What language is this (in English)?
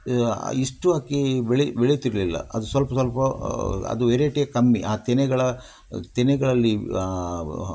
Kannada